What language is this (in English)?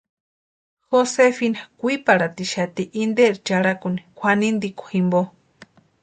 Western Highland Purepecha